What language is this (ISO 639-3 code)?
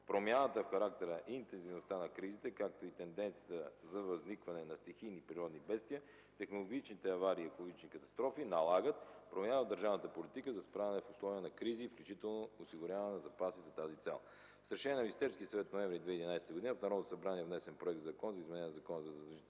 bul